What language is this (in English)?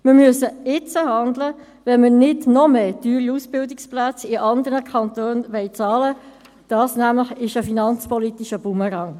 Swiss German